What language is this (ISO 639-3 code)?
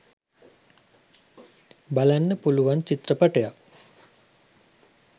sin